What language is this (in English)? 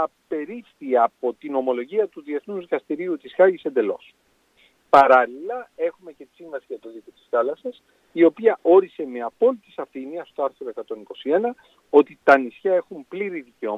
Greek